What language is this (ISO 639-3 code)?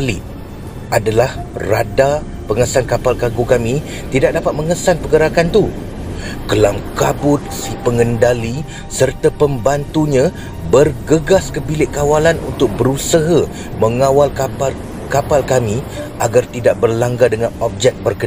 msa